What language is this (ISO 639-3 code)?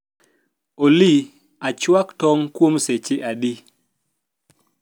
luo